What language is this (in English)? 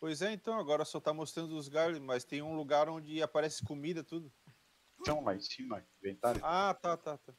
Portuguese